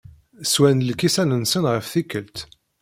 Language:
Kabyle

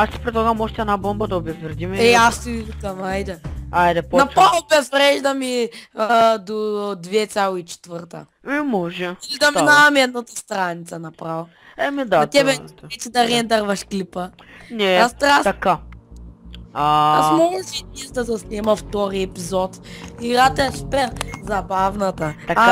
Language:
Bulgarian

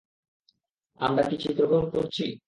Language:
Bangla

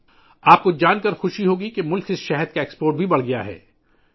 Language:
Urdu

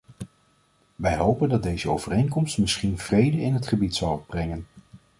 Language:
Dutch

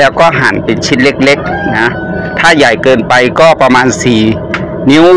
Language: Thai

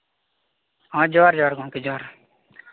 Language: Santali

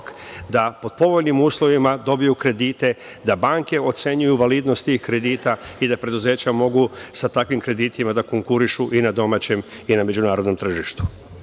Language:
Serbian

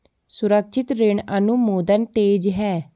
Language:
Hindi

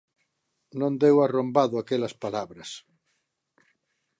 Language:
Galician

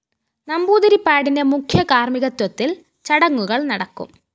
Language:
Malayalam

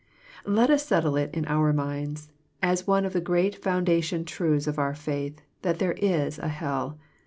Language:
English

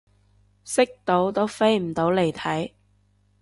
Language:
Cantonese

